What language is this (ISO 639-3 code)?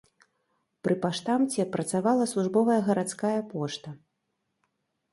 bel